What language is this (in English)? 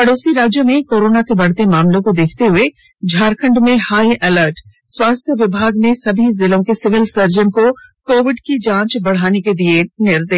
Hindi